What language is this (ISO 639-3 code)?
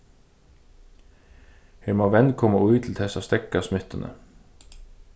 fao